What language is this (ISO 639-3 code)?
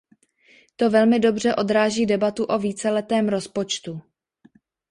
ces